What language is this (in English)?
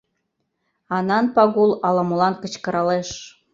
Mari